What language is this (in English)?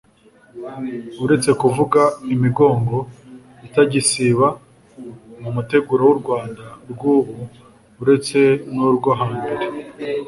Kinyarwanda